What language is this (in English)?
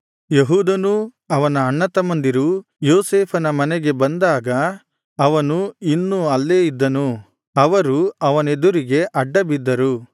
Kannada